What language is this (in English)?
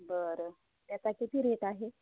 Marathi